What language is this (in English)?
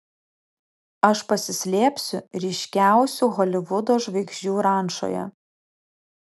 Lithuanian